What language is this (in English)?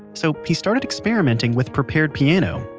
English